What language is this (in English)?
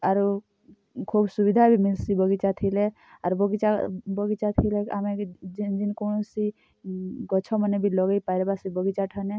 Odia